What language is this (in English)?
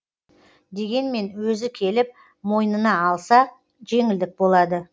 Kazakh